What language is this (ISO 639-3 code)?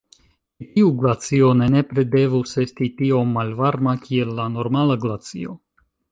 epo